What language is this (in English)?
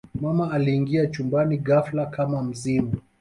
Swahili